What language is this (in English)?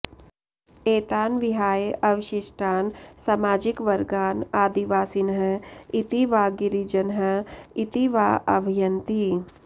Sanskrit